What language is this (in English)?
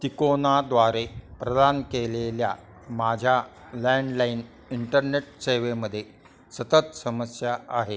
Marathi